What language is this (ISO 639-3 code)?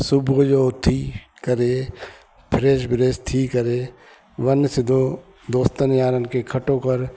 snd